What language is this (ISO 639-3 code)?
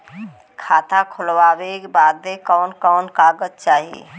bho